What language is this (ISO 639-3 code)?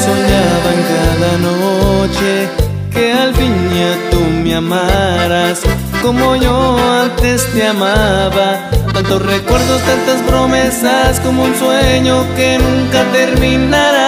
spa